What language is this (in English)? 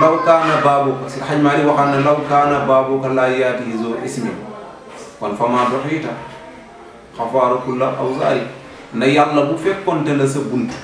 Indonesian